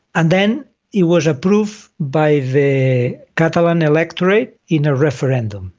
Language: English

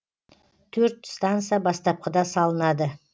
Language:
Kazakh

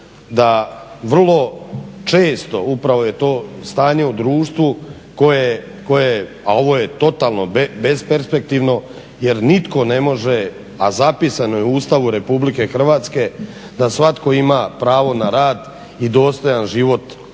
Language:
Croatian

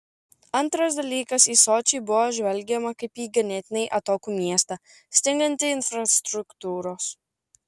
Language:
Lithuanian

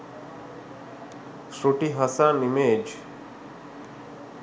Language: Sinhala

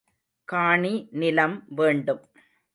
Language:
Tamil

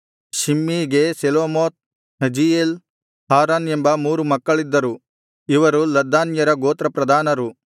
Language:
Kannada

